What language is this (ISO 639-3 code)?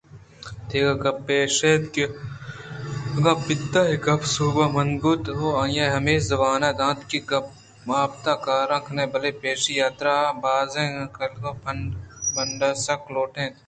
bgp